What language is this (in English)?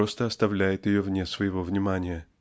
Russian